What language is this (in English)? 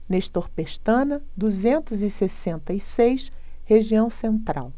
Portuguese